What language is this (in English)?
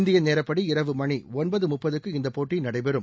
Tamil